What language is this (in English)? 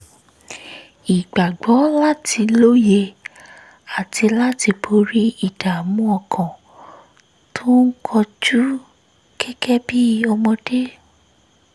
Yoruba